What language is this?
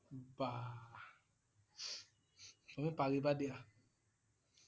Assamese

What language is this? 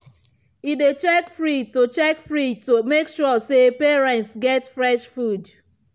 Nigerian Pidgin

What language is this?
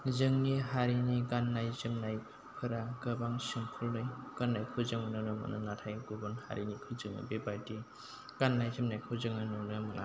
Bodo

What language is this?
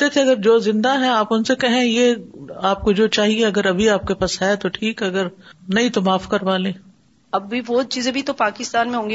Urdu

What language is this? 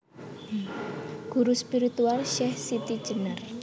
Javanese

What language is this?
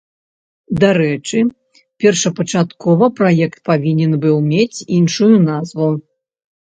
Belarusian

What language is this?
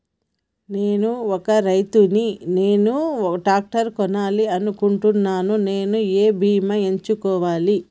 Telugu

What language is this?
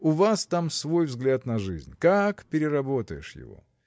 Russian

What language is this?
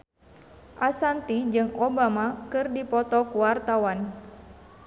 Sundanese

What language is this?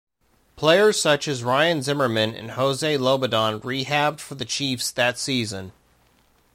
English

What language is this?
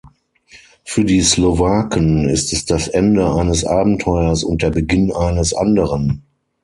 German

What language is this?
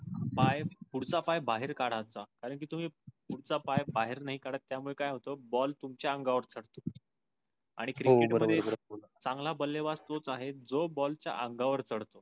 Marathi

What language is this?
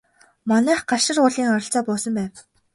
Mongolian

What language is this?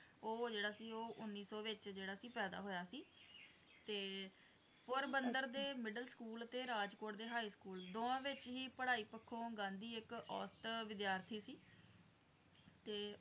Punjabi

